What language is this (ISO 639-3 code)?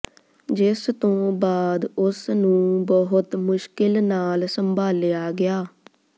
pan